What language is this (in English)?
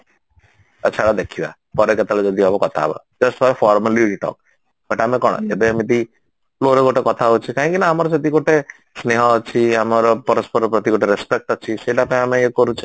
Odia